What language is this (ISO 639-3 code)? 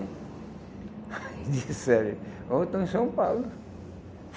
por